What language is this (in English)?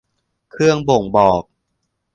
Thai